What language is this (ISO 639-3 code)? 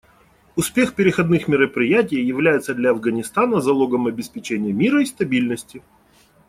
rus